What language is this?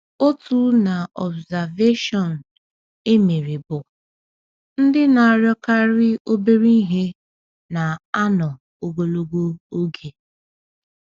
Igbo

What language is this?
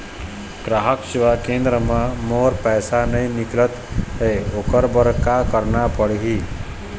Chhattisgarhi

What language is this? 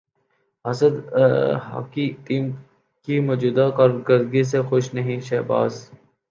Urdu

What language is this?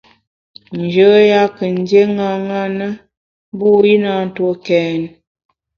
Bamun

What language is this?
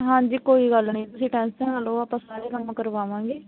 Punjabi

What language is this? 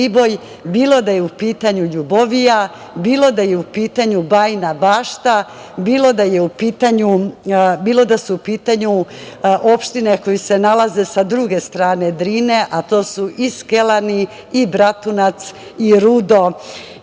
Serbian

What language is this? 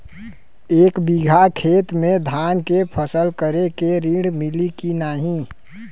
Bhojpuri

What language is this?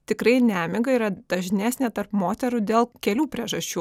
Lithuanian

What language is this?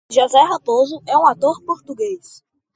Portuguese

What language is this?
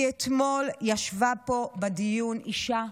Hebrew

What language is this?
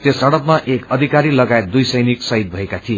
Nepali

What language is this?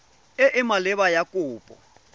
Tswana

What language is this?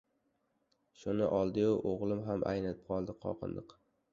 Uzbek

